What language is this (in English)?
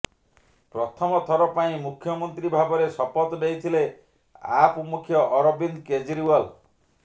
Odia